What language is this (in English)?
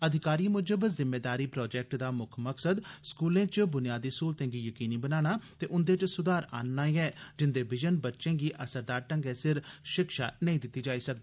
Dogri